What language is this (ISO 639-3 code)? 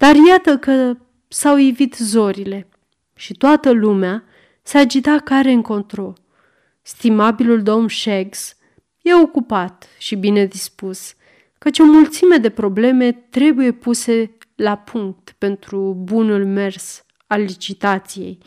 ron